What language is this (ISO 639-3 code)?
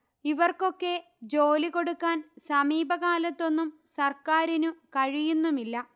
mal